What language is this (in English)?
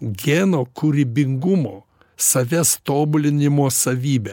Lithuanian